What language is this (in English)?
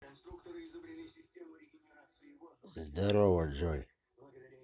Russian